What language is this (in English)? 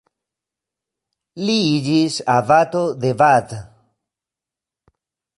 Esperanto